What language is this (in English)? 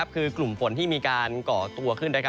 Thai